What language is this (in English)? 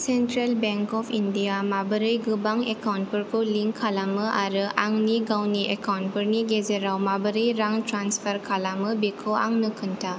Bodo